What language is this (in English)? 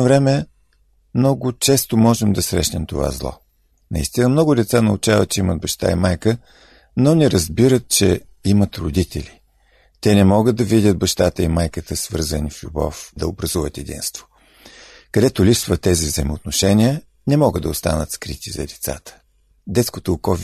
Bulgarian